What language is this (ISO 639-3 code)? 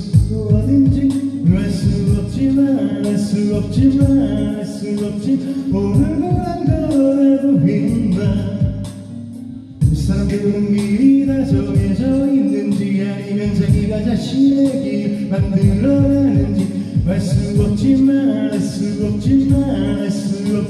kor